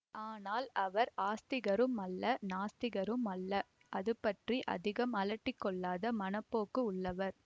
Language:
Tamil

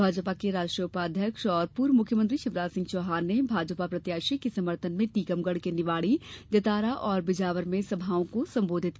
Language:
Hindi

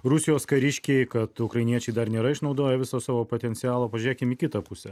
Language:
Lithuanian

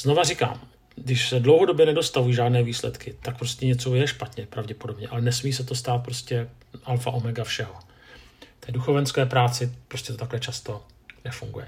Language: Czech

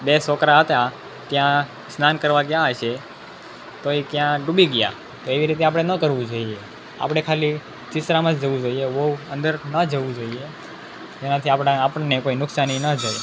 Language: Gujarati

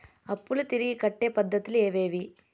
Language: Telugu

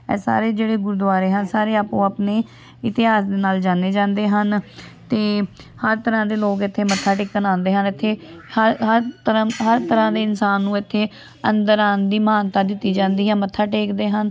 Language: Punjabi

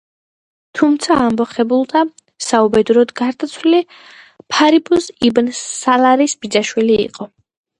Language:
Georgian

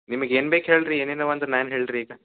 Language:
Kannada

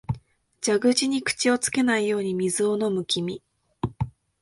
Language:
Japanese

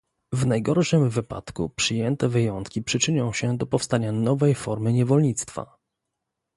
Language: Polish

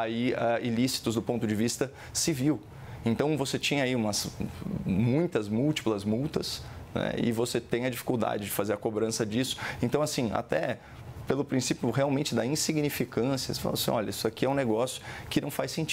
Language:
Portuguese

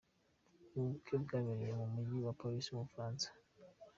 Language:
Kinyarwanda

